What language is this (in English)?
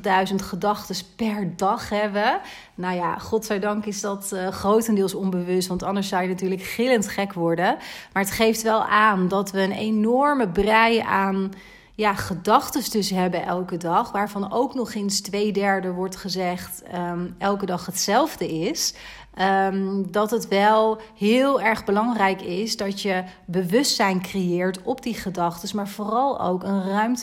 Dutch